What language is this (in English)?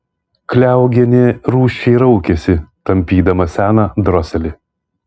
Lithuanian